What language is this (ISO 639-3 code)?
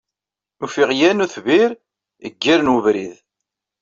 kab